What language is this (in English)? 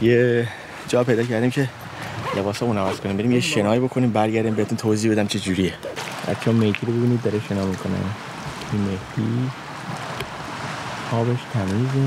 Persian